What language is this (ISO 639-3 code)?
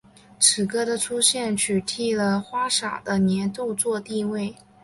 zho